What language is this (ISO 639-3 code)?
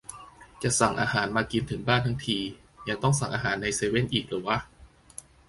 tha